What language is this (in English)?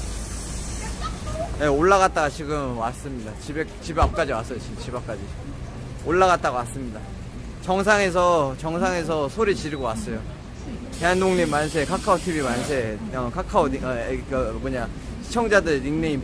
Korean